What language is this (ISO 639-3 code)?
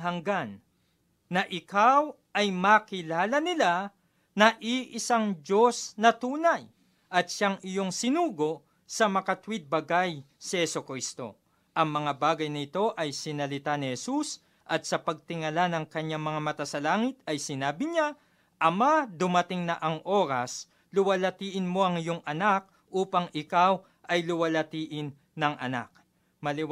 fil